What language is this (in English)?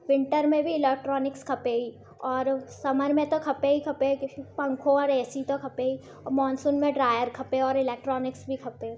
Sindhi